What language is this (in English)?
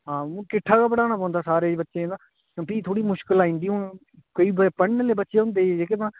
Dogri